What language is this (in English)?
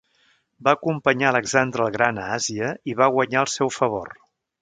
Catalan